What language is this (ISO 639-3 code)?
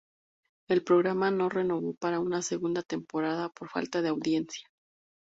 spa